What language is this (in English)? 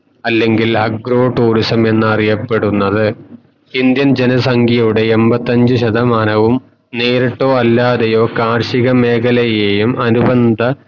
Malayalam